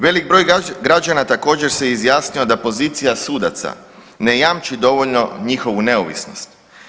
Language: Croatian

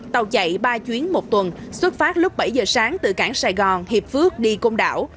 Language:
Vietnamese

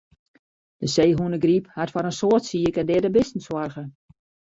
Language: Western Frisian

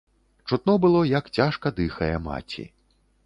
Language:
Belarusian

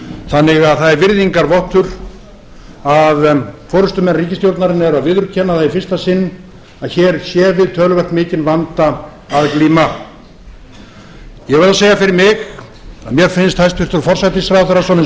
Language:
Icelandic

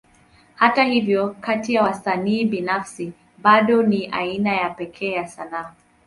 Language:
Swahili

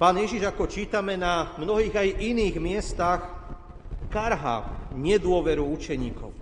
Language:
Slovak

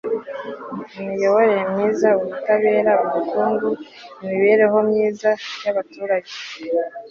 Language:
Kinyarwanda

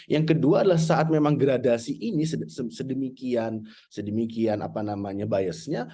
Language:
Indonesian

